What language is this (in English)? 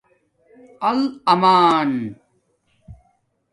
Domaaki